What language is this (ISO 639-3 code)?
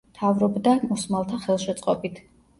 kat